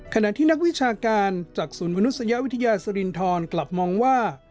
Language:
Thai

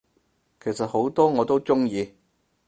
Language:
Cantonese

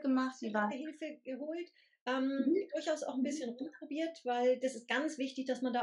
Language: German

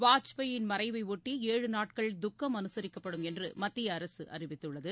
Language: Tamil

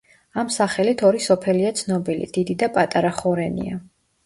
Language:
Georgian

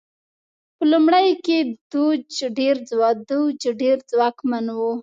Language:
Pashto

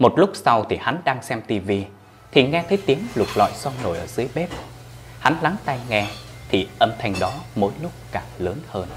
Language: Vietnamese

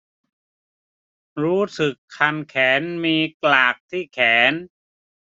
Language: Thai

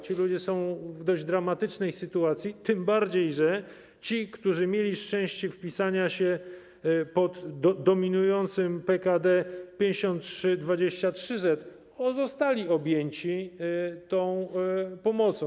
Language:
Polish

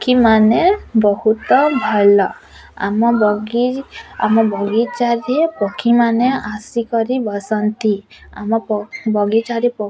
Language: Odia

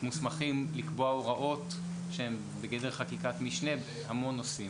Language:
Hebrew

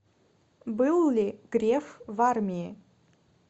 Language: Russian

